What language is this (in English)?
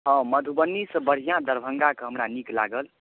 Maithili